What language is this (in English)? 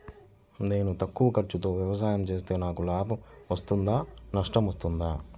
Telugu